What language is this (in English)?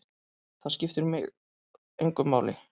Icelandic